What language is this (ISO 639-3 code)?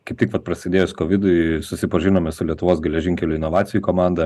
lit